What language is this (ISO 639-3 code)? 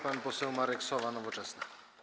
pol